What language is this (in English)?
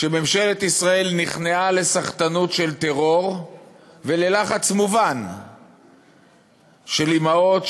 Hebrew